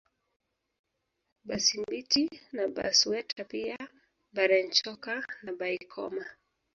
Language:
Swahili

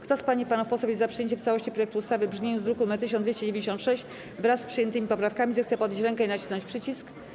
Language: Polish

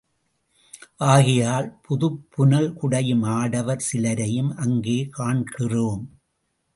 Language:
Tamil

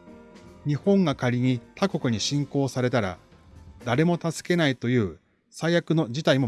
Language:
Japanese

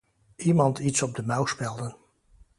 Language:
Dutch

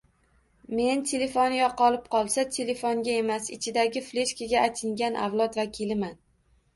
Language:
Uzbek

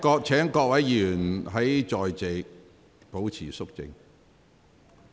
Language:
Cantonese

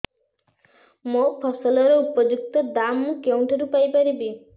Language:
Odia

